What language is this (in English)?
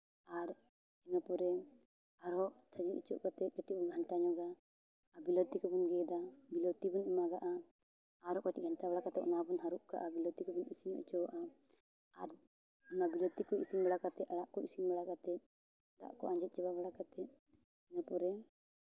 Santali